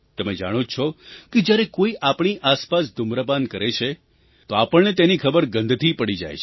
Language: Gujarati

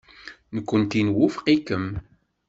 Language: Kabyle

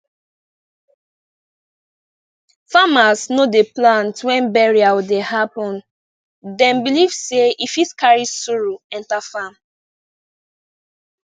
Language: Nigerian Pidgin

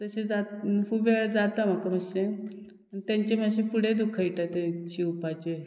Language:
Konkani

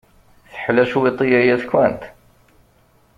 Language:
Kabyle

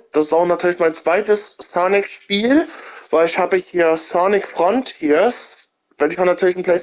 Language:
German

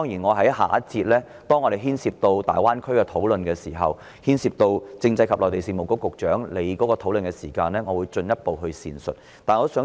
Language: Cantonese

